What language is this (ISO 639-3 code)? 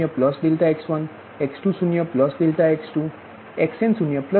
guj